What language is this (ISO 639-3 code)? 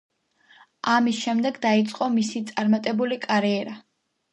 kat